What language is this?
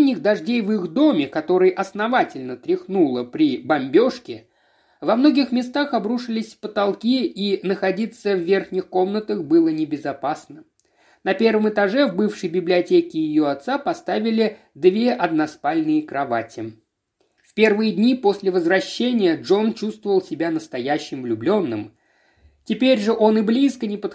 Russian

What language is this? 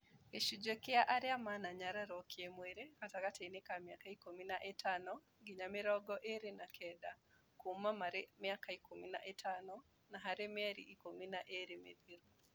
Kikuyu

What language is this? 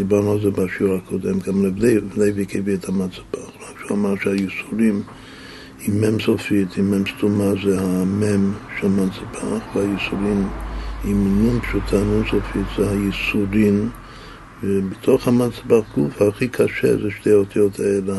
Hebrew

